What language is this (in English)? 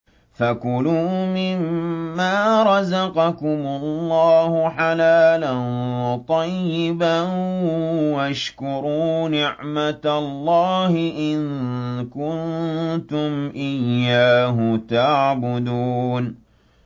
Arabic